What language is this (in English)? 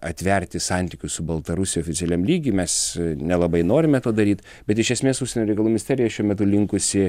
Lithuanian